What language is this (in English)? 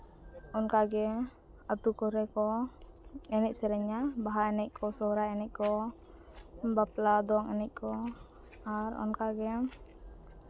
Santali